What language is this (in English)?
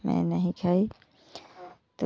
Hindi